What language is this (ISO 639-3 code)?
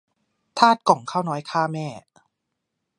tha